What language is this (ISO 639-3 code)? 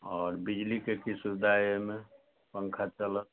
mai